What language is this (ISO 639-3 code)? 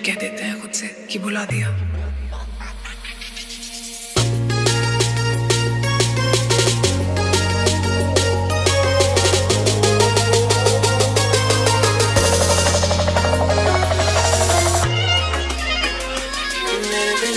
hin